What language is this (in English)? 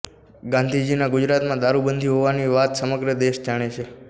Gujarati